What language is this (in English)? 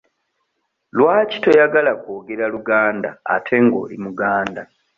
Ganda